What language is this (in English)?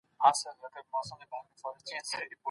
Pashto